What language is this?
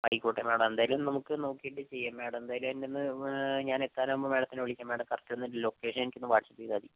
Malayalam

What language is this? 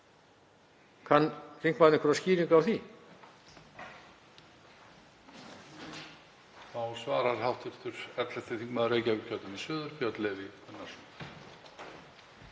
Icelandic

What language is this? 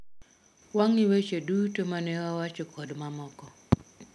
Luo (Kenya and Tanzania)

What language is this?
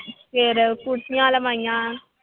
Punjabi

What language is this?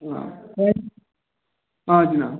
Kashmiri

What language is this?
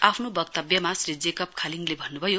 Nepali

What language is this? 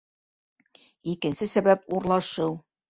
Bashkir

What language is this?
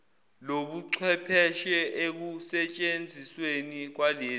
Zulu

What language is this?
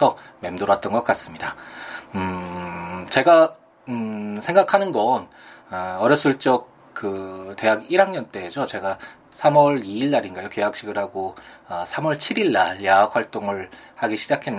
Korean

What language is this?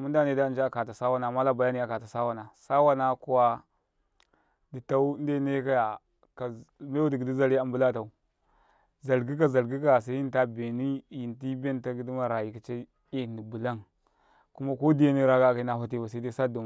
Karekare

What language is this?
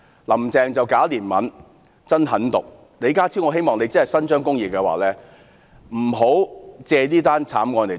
Cantonese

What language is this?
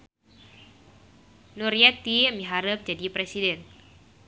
Sundanese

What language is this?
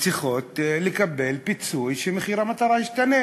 Hebrew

